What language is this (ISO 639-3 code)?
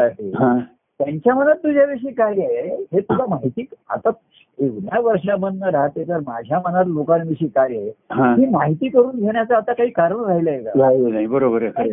mar